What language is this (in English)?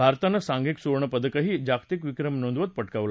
Marathi